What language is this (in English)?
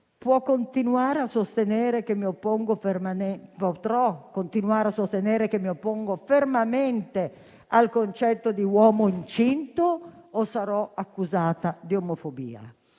Italian